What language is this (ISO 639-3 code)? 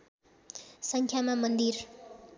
nep